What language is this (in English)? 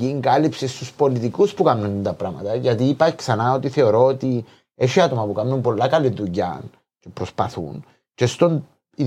Greek